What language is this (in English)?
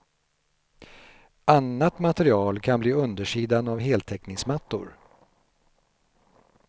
Swedish